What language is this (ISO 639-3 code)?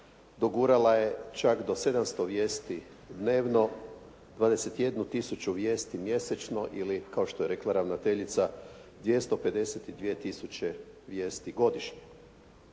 hrv